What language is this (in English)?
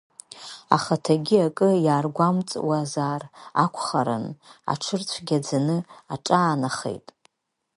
Abkhazian